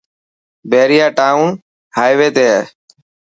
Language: Dhatki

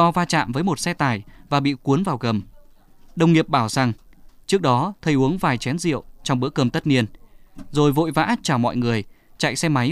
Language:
Vietnamese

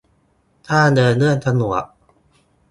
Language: Thai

